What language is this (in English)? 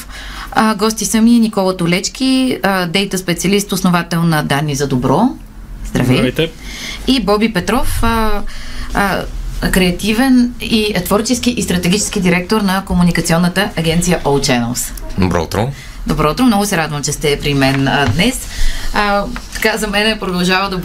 Bulgarian